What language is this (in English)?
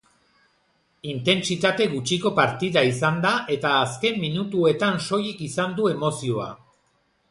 Basque